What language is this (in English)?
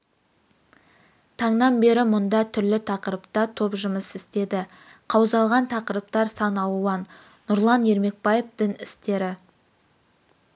Kazakh